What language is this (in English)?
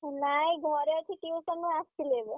Odia